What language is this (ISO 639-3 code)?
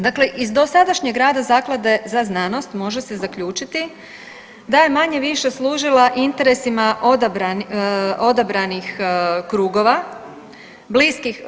hrv